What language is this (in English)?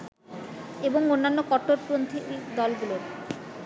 Bangla